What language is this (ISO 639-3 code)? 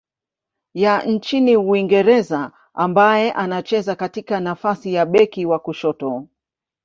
swa